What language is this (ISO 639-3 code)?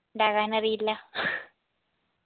mal